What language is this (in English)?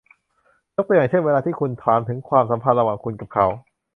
Thai